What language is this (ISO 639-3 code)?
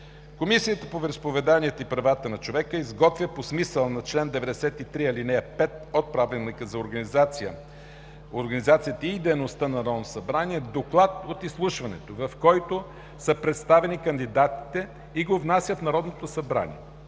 bul